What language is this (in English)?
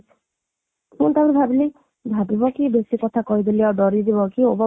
Odia